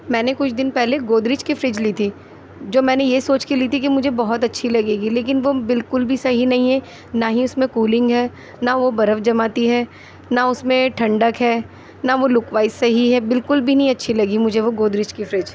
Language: Urdu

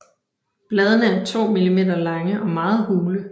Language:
Danish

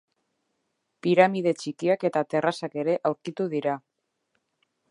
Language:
Basque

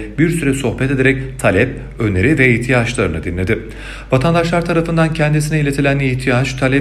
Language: Turkish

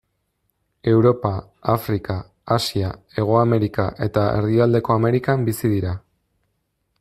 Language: Basque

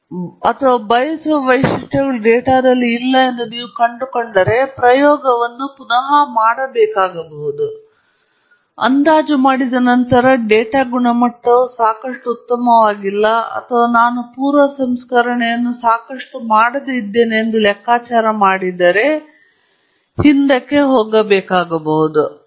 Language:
Kannada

